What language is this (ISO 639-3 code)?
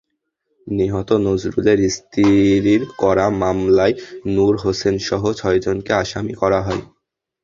ben